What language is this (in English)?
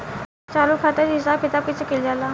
Bhojpuri